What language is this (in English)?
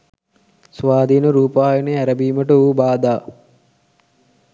Sinhala